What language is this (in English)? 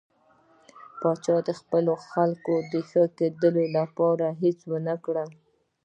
Pashto